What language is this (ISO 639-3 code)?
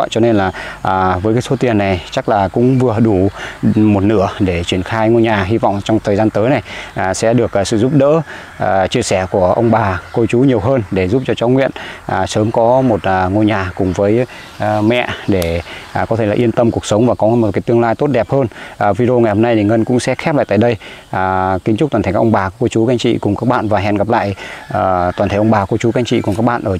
vie